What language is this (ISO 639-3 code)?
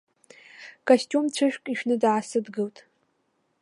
abk